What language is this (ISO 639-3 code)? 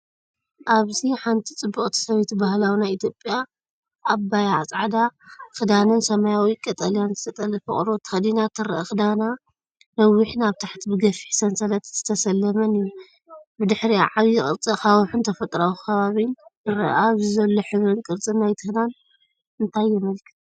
tir